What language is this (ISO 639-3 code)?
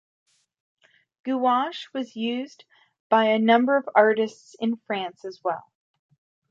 eng